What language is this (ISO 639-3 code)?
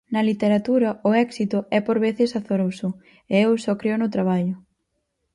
glg